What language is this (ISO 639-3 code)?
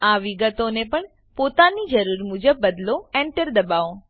guj